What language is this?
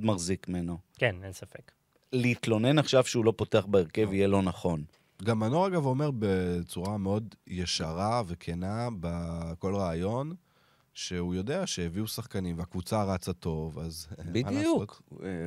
Hebrew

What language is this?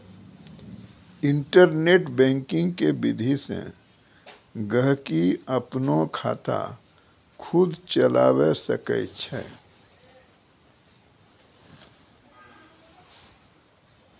Maithili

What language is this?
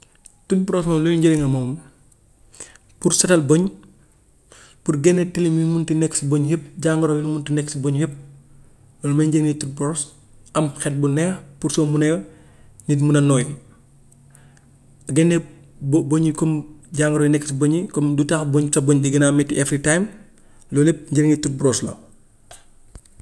Gambian Wolof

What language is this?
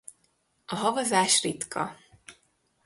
Hungarian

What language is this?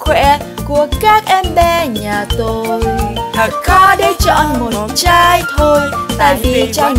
Vietnamese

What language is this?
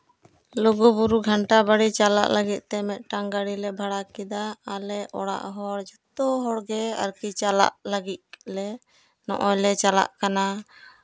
Santali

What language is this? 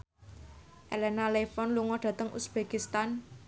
Javanese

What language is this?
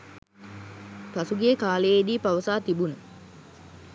Sinhala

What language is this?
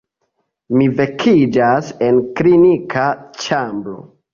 Esperanto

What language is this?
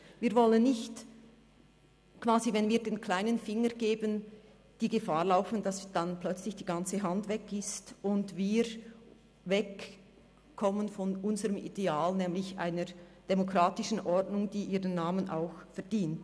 Swiss German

